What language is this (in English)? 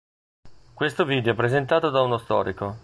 Italian